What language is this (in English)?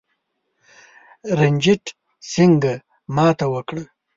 Pashto